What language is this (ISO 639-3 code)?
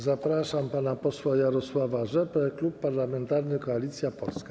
pol